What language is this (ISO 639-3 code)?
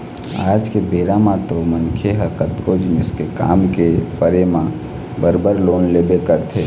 hne